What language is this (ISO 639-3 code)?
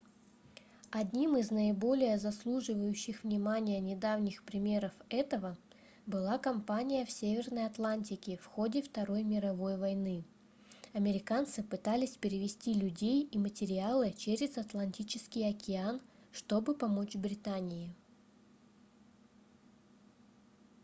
rus